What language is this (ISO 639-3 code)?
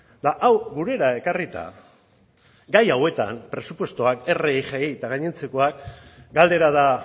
eus